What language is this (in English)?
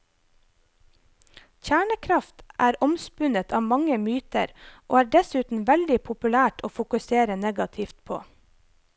Norwegian